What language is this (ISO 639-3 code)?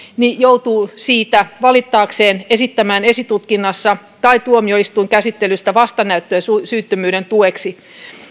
fin